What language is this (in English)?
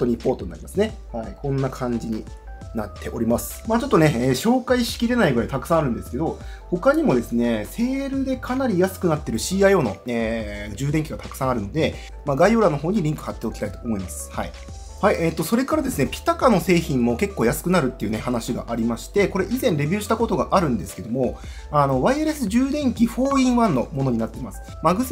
Japanese